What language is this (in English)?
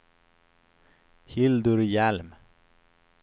Swedish